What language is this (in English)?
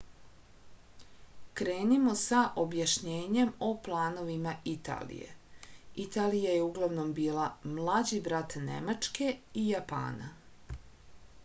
Serbian